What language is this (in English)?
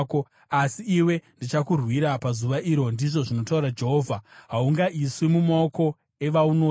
Shona